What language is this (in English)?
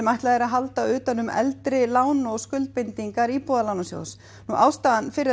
Icelandic